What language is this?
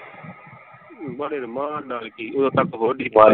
Punjabi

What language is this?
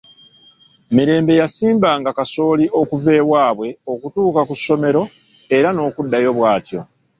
Ganda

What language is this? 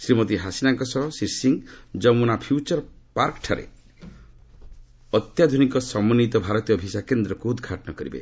Odia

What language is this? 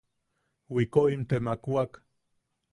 Yaqui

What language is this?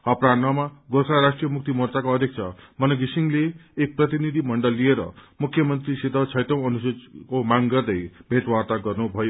Nepali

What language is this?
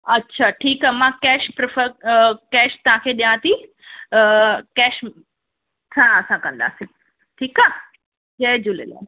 Sindhi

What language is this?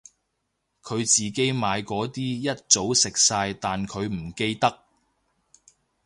Cantonese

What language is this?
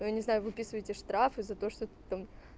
Russian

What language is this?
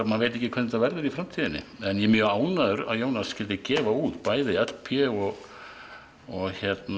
Icelandic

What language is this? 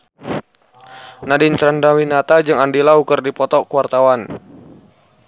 Sundanese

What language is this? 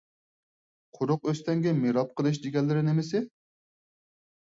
Uyghur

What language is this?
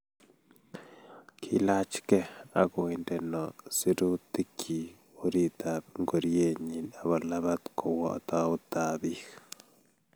Kalenjin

